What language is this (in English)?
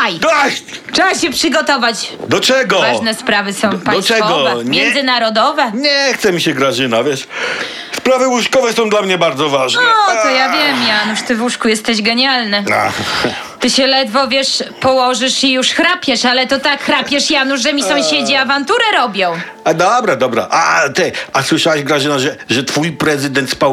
Polish